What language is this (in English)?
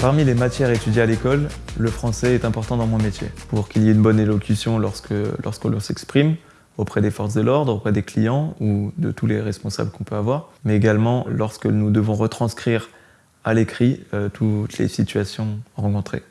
French